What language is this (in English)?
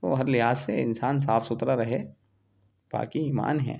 Urdu